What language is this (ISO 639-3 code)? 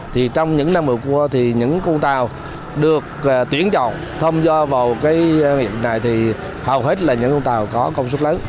vie